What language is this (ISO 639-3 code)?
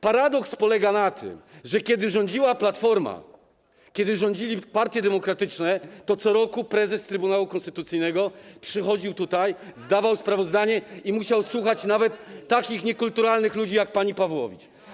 pol